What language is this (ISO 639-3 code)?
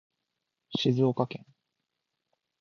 jpn